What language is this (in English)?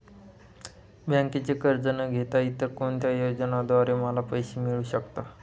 Marathi